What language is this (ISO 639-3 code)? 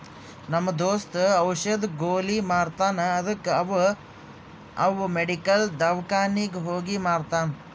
kan